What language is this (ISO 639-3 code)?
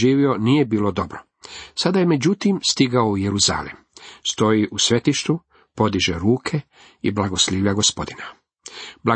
hrv